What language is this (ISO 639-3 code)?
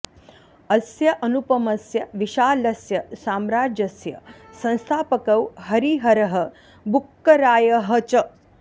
san